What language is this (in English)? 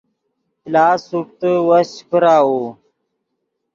Yidgha